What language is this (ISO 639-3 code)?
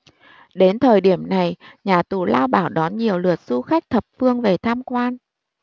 vie